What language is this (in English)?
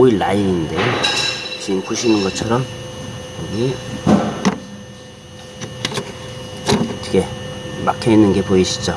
Korean